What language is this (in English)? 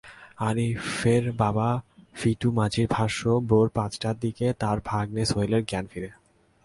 Bangla